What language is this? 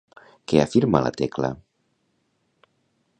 Catalan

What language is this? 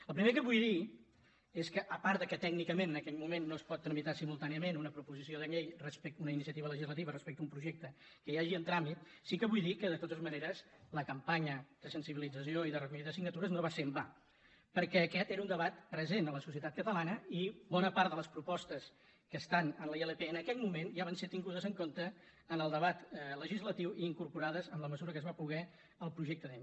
Catalan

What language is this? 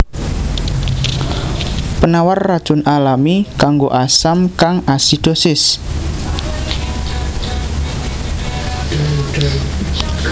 Javanese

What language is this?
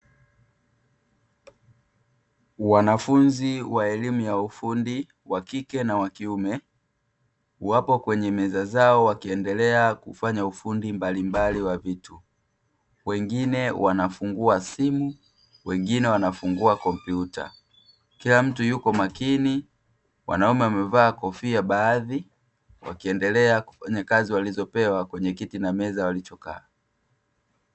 Swahili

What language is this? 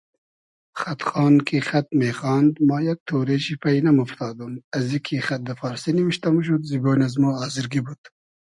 Hazaragi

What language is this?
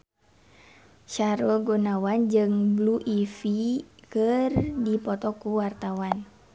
Sundanese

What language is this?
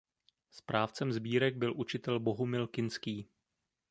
Czech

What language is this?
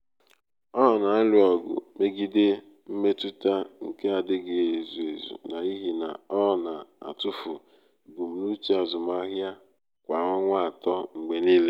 Igbo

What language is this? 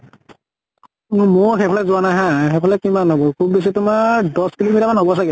Assamese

